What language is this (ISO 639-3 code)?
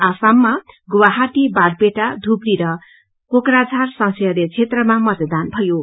nep